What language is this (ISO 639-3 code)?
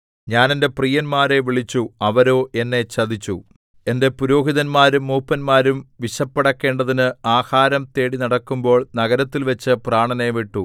mal